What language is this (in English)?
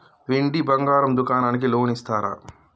Telugu